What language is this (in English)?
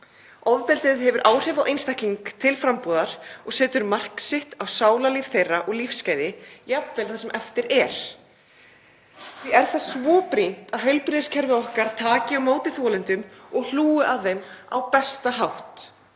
Icelandic